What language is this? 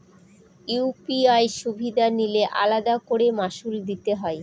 Bangla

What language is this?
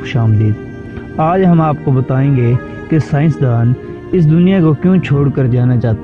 Urdu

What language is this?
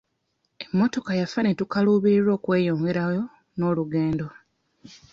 Ganda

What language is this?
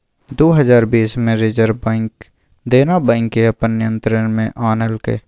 Maithili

